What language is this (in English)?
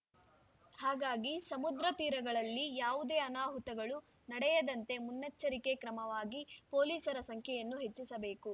Kannada